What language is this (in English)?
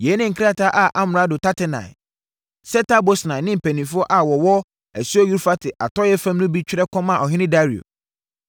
Akan